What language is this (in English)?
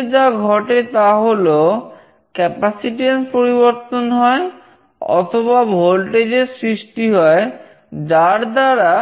Bangla